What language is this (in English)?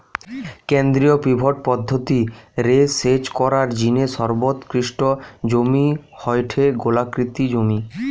Bangla